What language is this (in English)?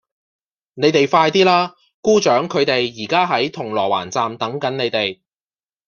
Cantonese